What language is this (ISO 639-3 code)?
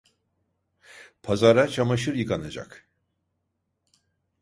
tur